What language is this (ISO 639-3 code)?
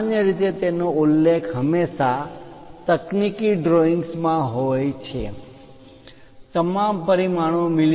guj